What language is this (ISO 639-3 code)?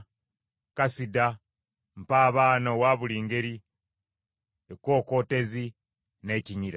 lug